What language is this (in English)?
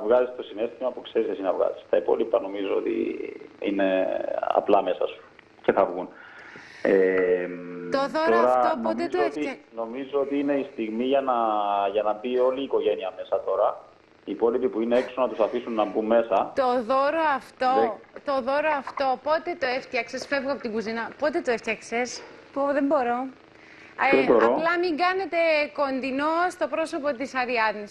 Greek